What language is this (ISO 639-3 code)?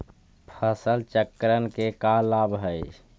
mag